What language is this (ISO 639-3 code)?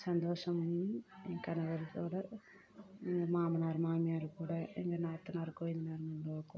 tam